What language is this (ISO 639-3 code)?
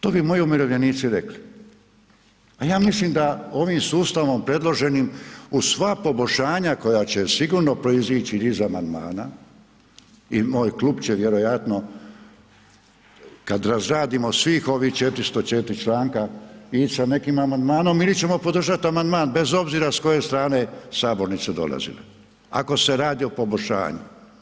hrv